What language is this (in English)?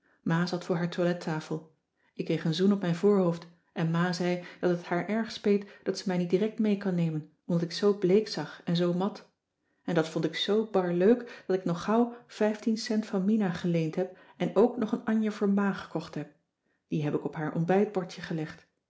Dutch